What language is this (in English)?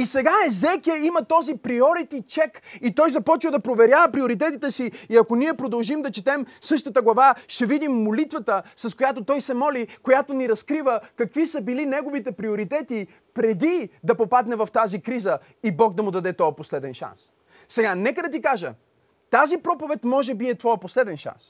Bulgarian